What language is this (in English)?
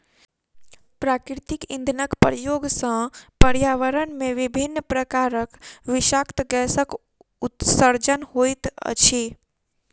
Maithili